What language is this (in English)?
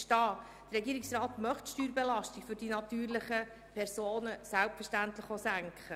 Swiss German